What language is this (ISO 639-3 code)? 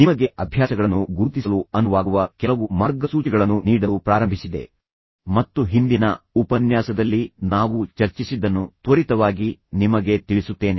kan